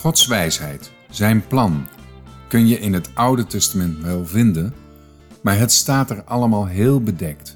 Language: Dutch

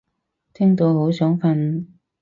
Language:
Cantonese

